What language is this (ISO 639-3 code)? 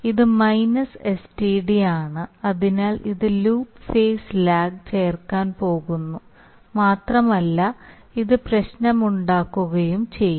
mal